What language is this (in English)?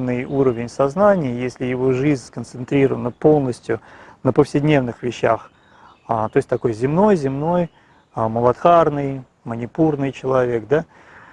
Russian